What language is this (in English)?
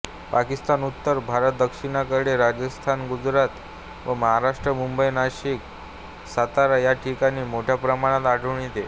Marathi